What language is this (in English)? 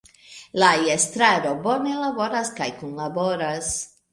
Esperanto